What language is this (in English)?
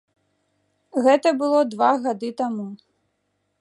Belarusian